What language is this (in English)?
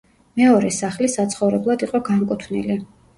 Georgian